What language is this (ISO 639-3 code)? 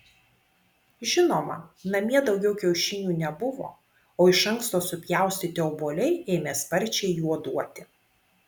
lit